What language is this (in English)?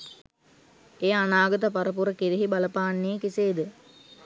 Sinhala